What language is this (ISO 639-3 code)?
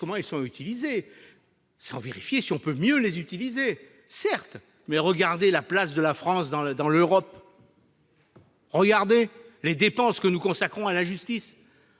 fra